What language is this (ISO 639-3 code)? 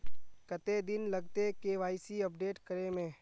mag